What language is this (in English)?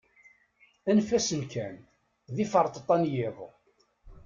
Kabyle